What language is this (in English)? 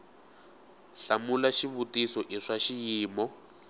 Tsonga